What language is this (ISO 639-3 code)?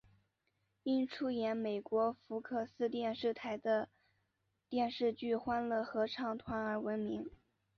zho